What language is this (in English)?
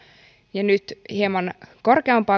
Finnish